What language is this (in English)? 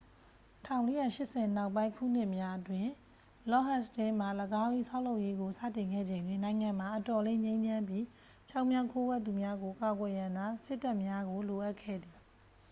Burmese